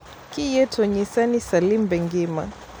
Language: Luo (Kenya and Tanzania)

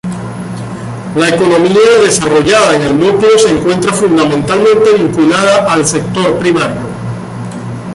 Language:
Spanish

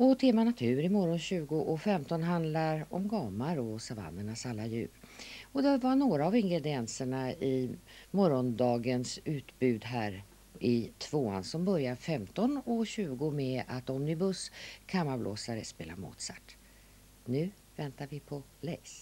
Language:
Swedish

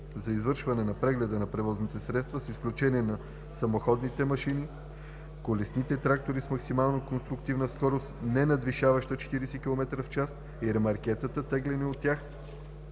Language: Bulgarian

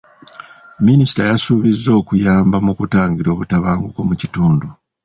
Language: Ganda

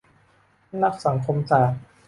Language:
Thai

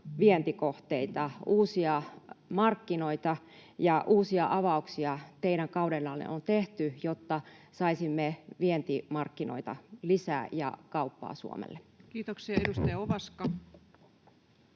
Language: Finnish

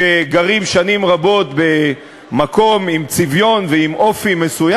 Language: Hebrew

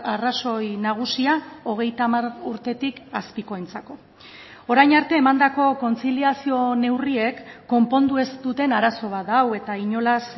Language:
Basque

